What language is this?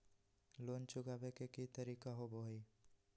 Magahi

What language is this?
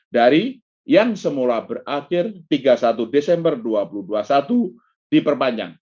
Indonesian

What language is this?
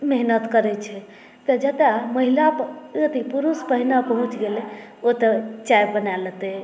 Maithili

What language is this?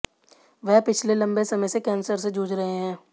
Hindi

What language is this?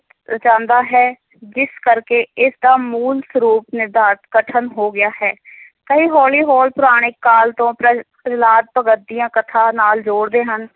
Punjabi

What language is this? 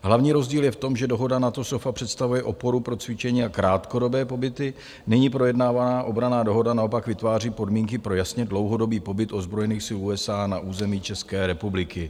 Czech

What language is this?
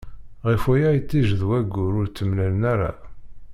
Kabyle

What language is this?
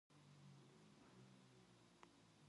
Korean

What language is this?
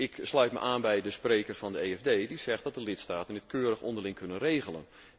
Dutch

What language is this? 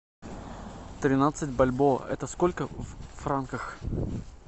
Russian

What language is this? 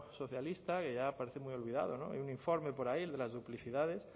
Spanish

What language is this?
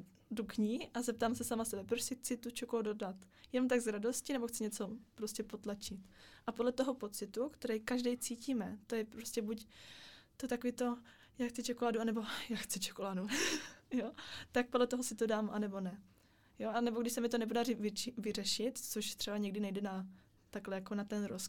Czech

